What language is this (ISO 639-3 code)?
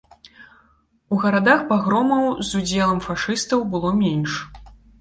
bel